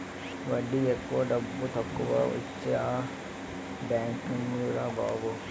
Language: Telugu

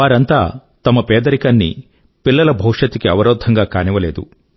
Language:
Telugu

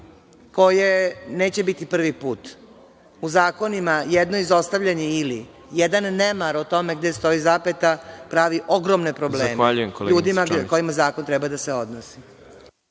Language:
Serbian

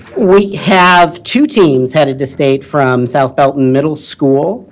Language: English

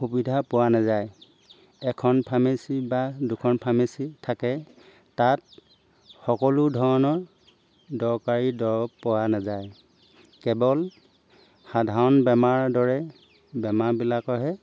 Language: Assamese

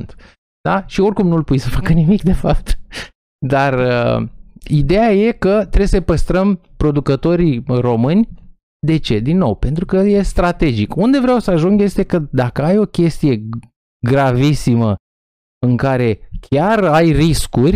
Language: Romanian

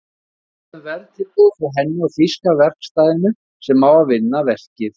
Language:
Icelandic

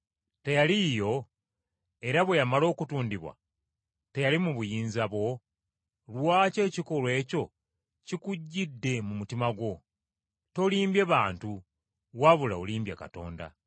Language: Ganda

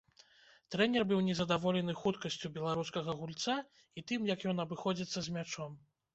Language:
Belarusian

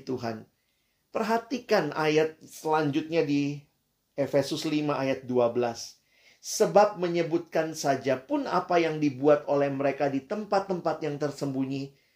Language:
Indonesian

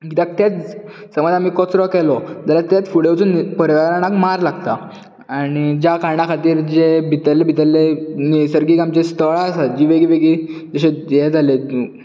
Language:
Konkani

